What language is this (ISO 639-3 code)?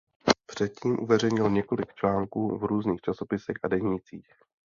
ces